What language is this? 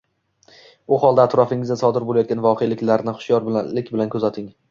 Uzbek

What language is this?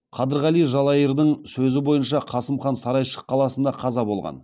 Kazakh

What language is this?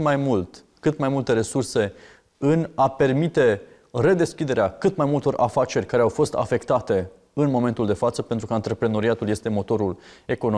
Romanian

